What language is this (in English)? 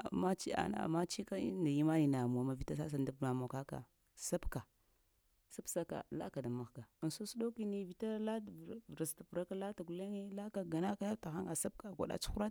Lamang